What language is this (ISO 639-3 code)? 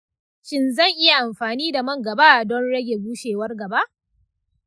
hau